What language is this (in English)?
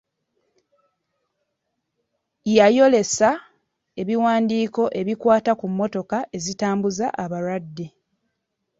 Ganda